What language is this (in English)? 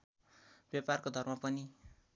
Nepali